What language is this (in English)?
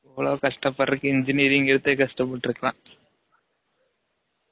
Tamil